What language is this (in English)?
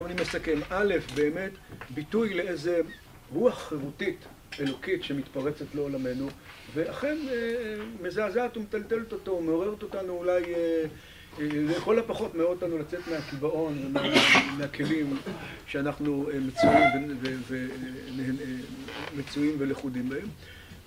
Hebrew